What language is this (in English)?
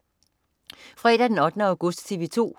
Danish